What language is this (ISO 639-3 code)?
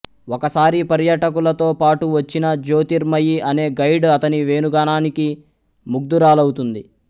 tel